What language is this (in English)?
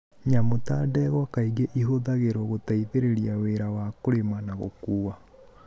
Kikuyu